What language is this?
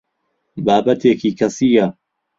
Central Kurdish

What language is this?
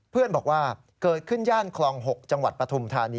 Thai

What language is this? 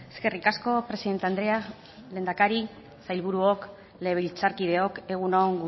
Basque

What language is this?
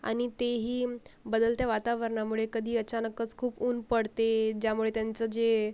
Marathi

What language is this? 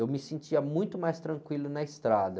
Portuguese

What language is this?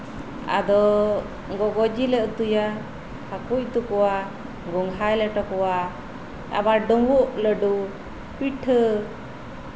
Santali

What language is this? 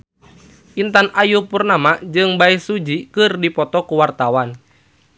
Sundanese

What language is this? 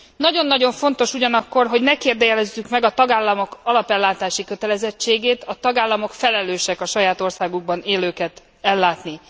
Hungarian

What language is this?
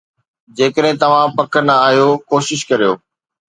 Sindhi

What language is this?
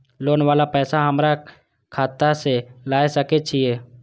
Maithili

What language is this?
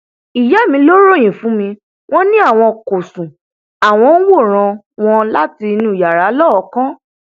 Yoruba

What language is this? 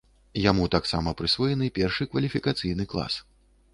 Belarusian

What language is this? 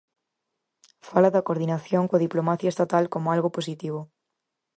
Galician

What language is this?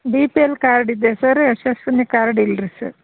Kannada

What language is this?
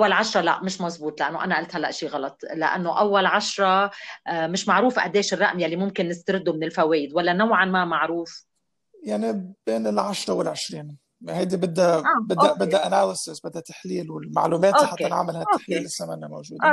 Arabic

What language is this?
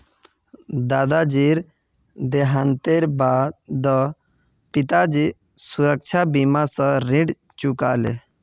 Magahi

